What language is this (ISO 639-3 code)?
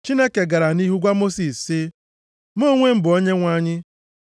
ibo